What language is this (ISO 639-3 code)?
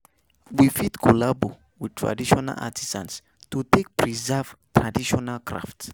pcm